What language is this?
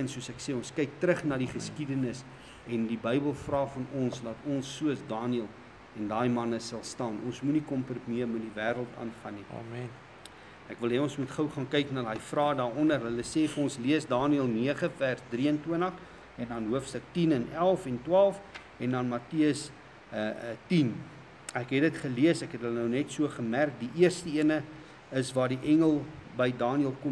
Dutch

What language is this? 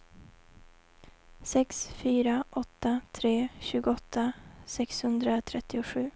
Swedish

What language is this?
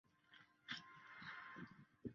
Chinese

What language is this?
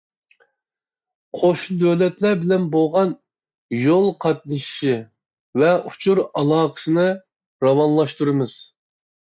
Uyghur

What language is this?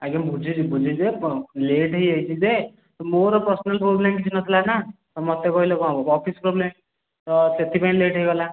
Odia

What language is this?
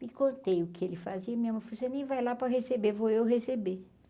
Portuguese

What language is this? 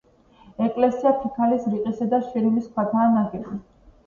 Georgian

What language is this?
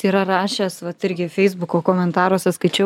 Lithuanian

